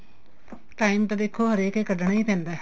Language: Punjabi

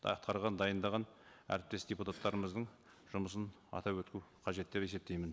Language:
Kazakh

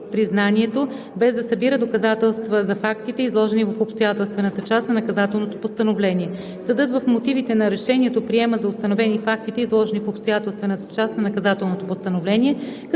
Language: Bulgarian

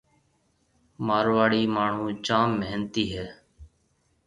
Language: Marwari (Pakistan)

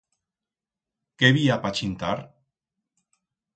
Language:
Aragonese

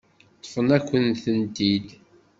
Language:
Kabyle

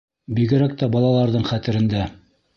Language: Bashkir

